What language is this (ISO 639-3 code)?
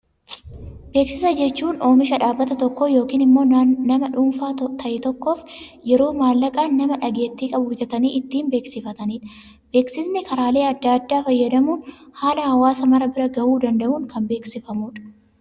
orm